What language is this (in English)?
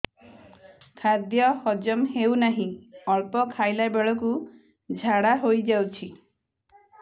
Odia